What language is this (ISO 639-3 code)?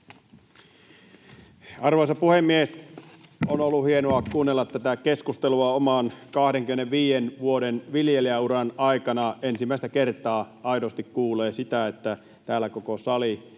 fin